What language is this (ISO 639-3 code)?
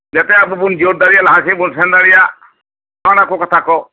sat